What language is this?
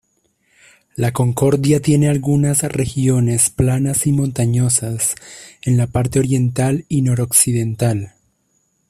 Spanish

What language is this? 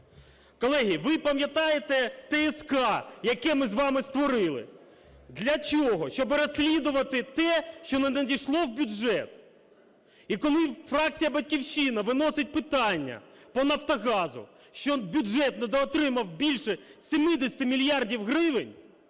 Ukrainian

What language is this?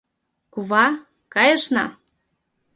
Mari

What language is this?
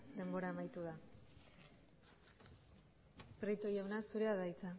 Basque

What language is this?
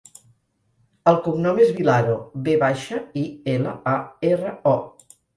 Catalan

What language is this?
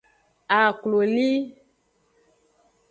Aja (Benin)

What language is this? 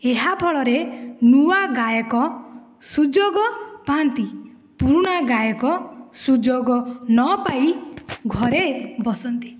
Odia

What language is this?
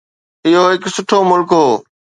Sindhi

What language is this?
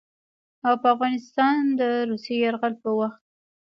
Pashto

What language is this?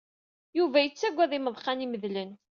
Kabyle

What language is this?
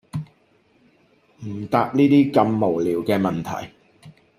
Cantonese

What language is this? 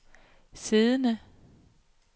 Danish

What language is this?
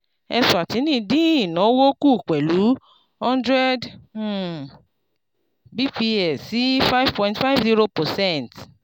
Yoruba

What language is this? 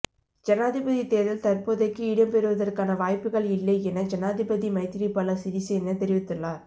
Tamil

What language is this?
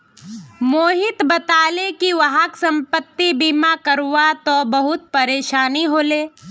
Magahi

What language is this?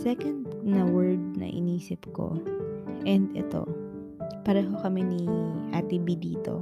Filipino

